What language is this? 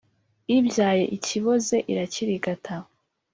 Kinyarwanda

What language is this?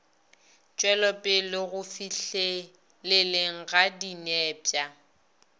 Northern Sotho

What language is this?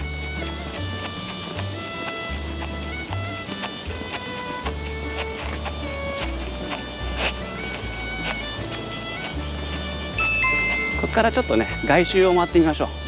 Japanese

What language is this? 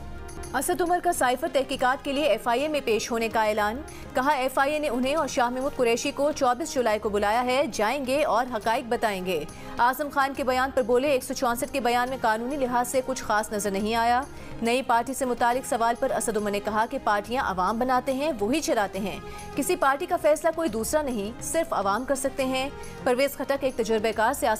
Hindi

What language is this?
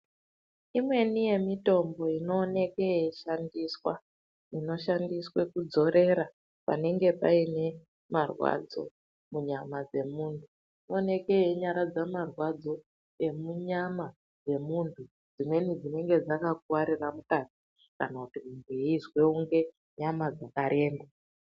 Ndau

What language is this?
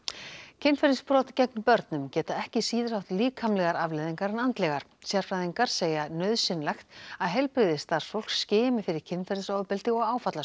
Icelandic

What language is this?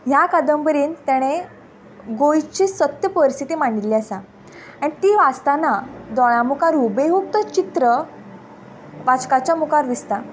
Konkani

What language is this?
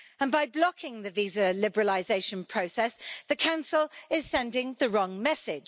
English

